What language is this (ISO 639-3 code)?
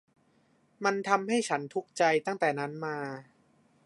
tha